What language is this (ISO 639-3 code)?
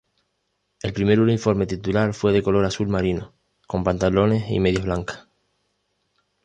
spa